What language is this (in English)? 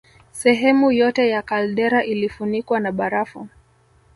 Swahili